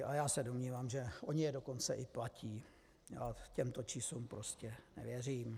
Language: Czech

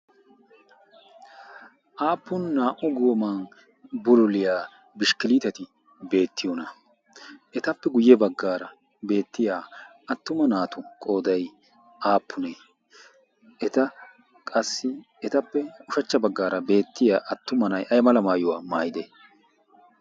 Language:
Wolaytta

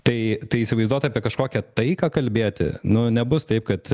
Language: Lithuanian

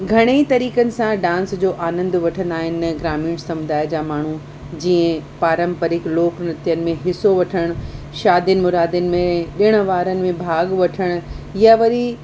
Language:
Sindhi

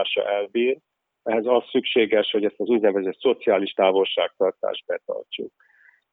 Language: Hungarian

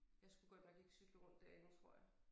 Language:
Danish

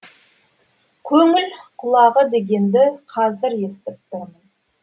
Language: Kazakh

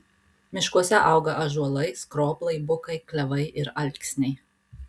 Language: Lithuanian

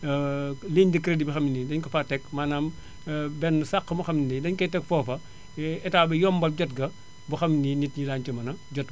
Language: Wolof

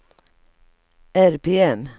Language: Swedish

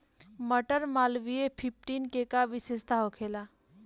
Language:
Bhojpuri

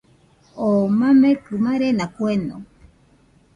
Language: Nüpode Huitoto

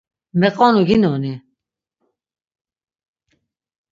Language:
Laz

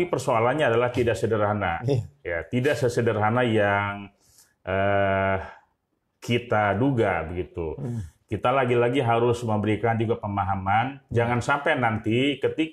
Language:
Indonesian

